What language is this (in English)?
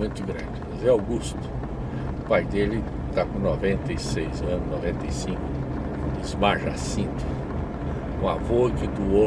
Portuguese